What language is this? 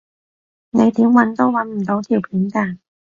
Cantonese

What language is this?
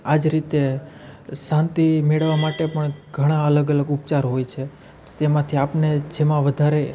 Gujarati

